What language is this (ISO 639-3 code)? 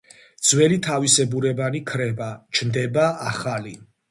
kat